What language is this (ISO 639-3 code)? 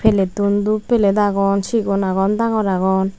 ccp